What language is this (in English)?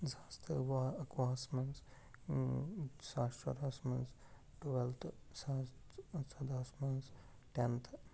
Kashmiri